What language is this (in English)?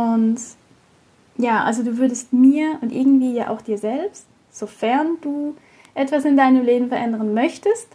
German